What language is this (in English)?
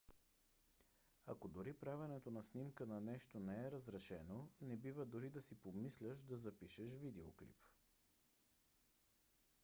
Bulgarian